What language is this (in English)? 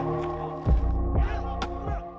Indonesian